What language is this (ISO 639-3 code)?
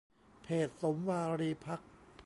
tha